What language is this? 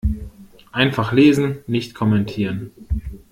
German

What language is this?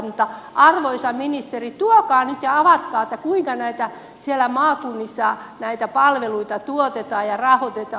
Finnish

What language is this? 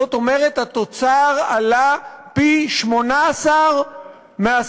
Hebrew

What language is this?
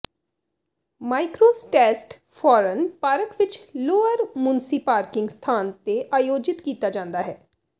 Punjabi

